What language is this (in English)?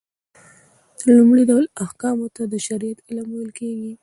Pashto